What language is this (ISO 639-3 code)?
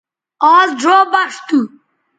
btv